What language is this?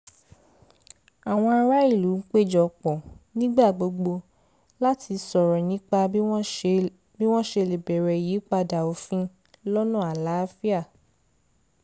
Yoruba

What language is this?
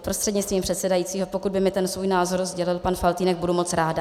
Czech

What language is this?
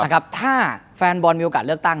Thai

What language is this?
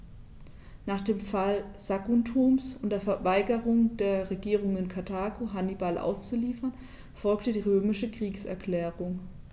German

